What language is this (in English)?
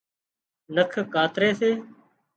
Wadiyara Koli